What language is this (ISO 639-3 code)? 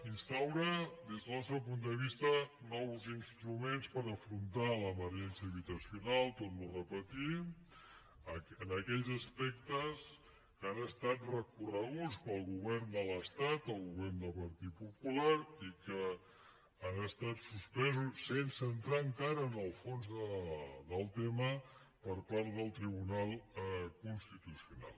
cat